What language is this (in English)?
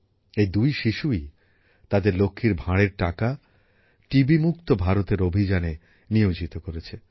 Bangla